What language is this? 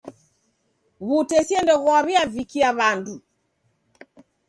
Taita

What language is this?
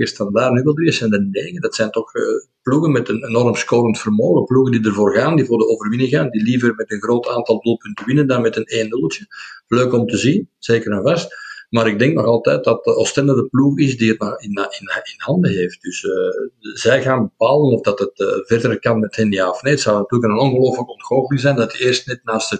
Dutch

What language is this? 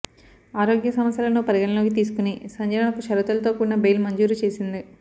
Telugu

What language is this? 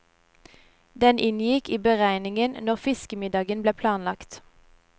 Norwegian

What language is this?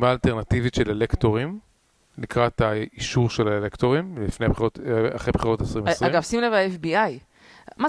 Hebrew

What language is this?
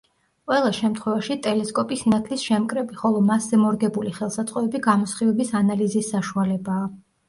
Georgian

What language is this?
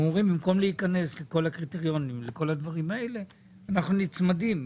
Hebrew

